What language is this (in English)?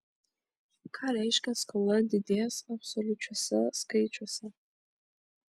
Lithuanian